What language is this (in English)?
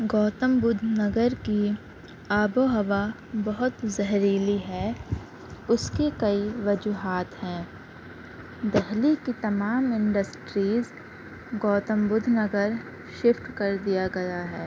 Urdu